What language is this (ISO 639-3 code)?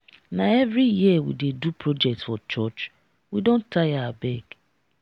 pcm